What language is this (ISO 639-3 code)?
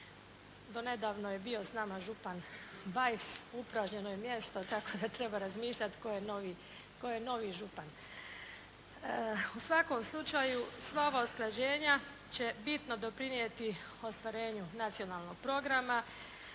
hrv